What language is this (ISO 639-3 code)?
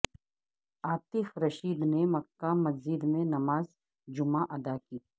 urd